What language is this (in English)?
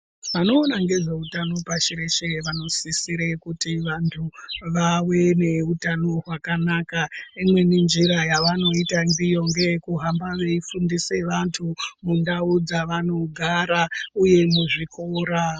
Ndau